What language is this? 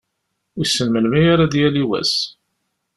Kabyle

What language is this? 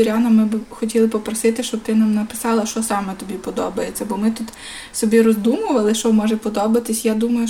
Ukrainian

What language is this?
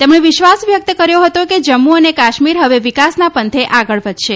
Gujarati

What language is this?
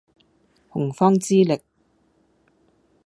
Cantonese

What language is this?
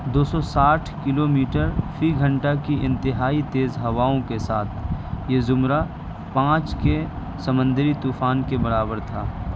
Urdu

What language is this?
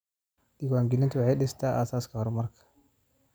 Somali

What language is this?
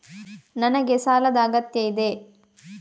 Kannada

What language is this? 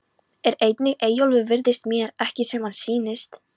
Icelandic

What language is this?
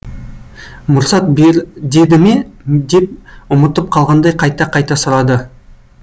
Kazakh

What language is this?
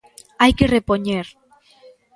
Galician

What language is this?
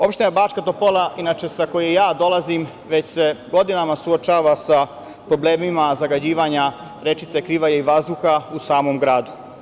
Serbian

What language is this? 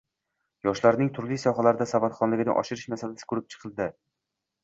Uzbek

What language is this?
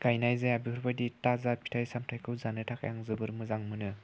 Bodo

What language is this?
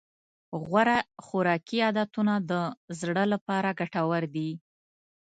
Pashto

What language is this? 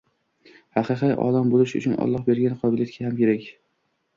Uzbek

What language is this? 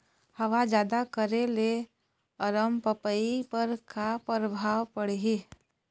Chhattisgarhi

